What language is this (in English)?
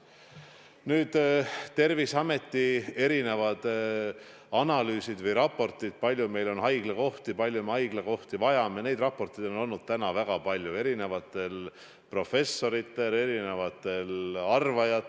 Estonian